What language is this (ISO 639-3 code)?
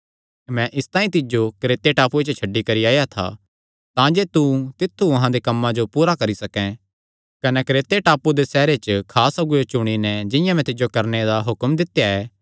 xnr